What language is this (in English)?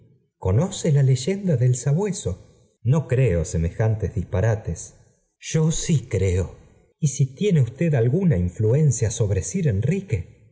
Spanish